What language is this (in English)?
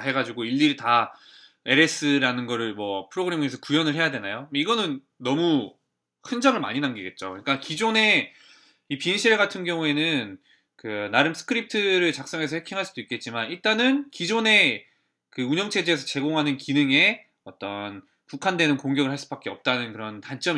Korean